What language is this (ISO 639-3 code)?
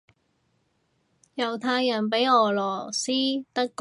yue